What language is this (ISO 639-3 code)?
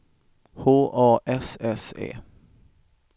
swe